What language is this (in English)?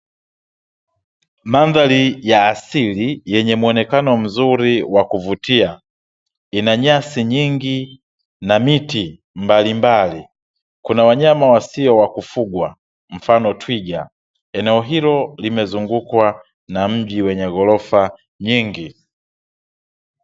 Swahili